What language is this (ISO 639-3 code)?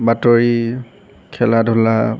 asm